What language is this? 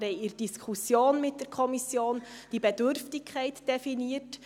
Swiss German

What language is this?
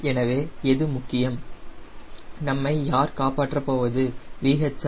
Tamil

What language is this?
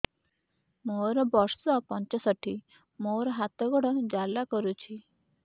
Odia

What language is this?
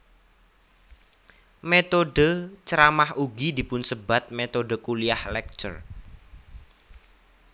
Javanese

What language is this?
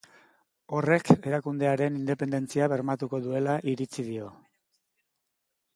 Basque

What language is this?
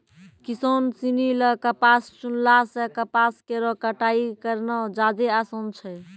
Maithili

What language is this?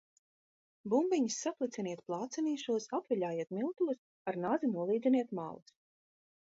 Latvian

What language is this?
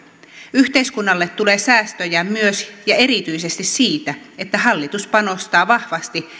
Finnish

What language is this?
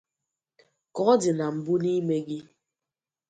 Igbo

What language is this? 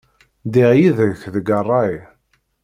Kabyle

